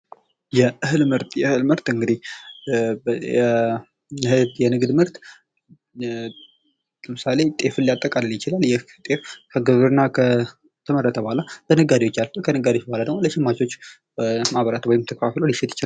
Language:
Amharic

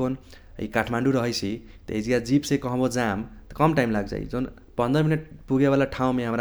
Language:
Kochila Tharu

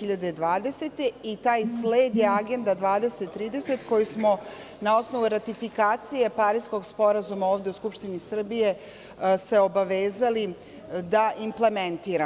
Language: Serbian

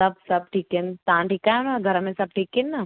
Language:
Sindhi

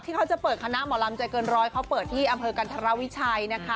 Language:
Thai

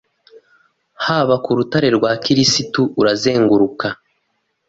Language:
Kinyarwanda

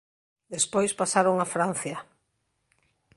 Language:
Galician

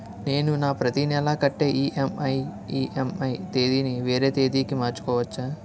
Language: Telugu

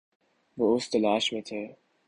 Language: Urdu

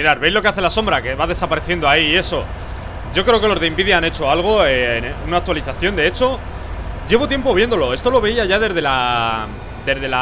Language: Spanish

